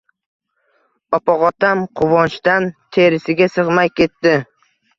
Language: Uzbek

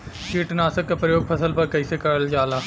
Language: Bhojpuri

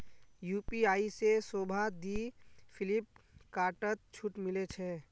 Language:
Magahi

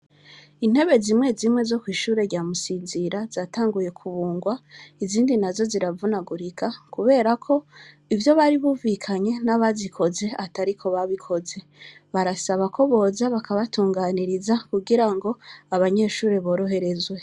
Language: Rundi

